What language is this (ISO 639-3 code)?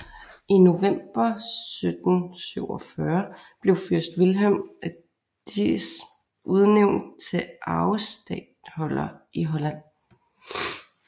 dan